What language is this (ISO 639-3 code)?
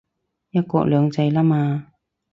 yue